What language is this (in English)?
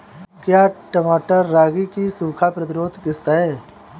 Hindi